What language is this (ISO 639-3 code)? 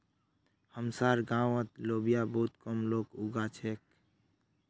mag